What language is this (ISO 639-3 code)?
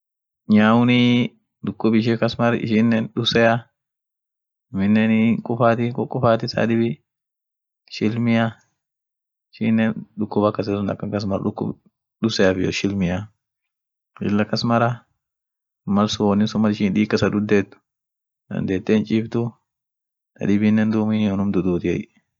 orc